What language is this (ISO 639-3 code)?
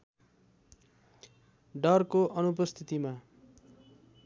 nep